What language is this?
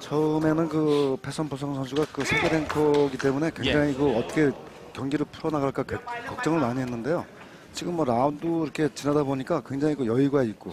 Korean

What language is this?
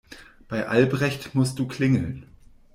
German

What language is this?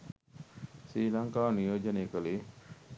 Sinhala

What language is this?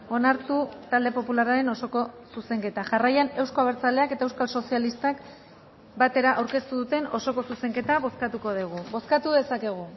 Basque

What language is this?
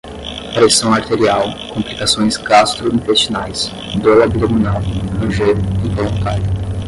Portuguese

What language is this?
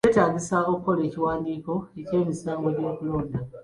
Ganda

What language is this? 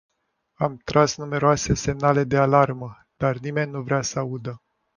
Romanian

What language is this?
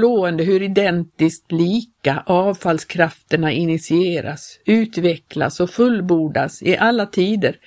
Swedish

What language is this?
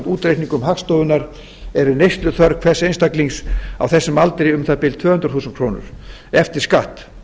Icelandic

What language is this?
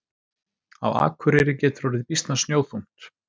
Icelandic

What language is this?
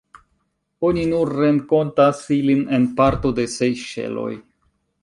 Esperanto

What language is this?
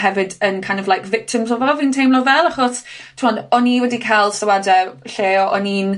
Welsh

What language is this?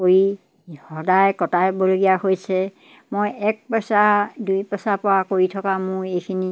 Assamese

